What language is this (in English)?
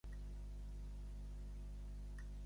Catalan